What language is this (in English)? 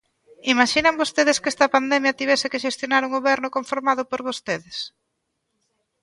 Galician